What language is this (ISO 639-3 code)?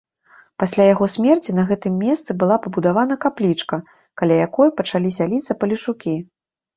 bel